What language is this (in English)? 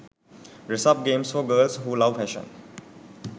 Sinhala